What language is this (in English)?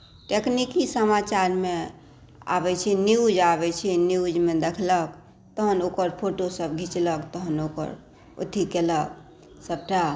Maithili